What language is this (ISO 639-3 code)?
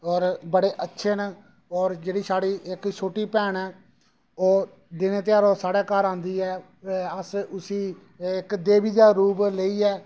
doi